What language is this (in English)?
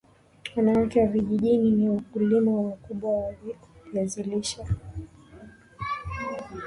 Swahili